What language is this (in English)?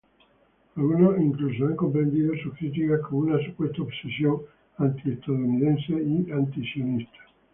Spanish